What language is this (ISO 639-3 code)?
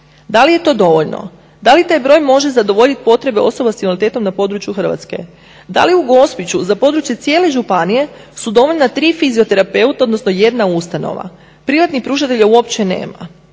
hrv